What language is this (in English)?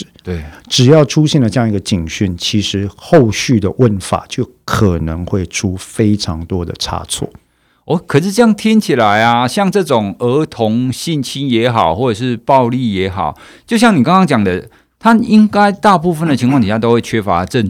Chinese